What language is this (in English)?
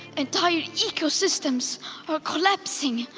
English